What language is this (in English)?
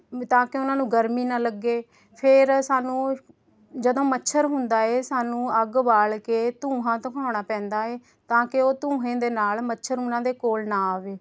Punjabi